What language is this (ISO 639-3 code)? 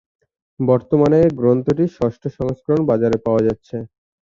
ben